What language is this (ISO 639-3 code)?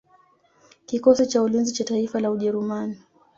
swa